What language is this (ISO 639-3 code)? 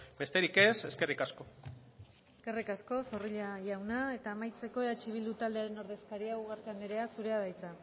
eus